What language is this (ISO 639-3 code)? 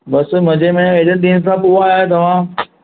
snd